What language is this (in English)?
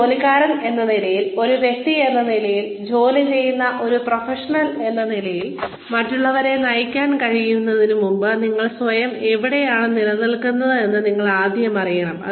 Malayalam